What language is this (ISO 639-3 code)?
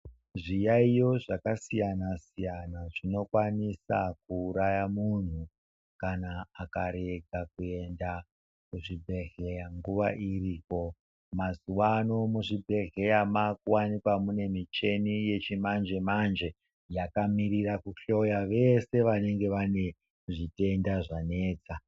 ndc